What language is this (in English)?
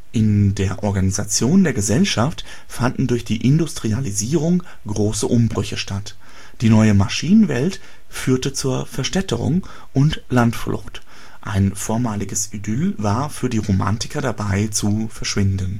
German